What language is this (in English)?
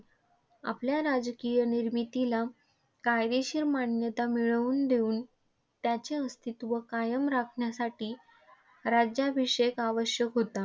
Marathi